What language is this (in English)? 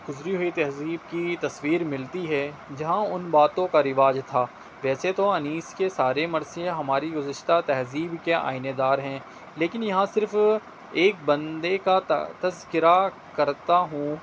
Urdu